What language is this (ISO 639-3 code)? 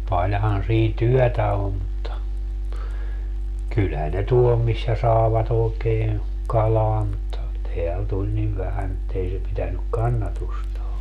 fin